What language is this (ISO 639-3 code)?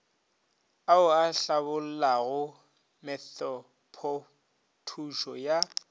nso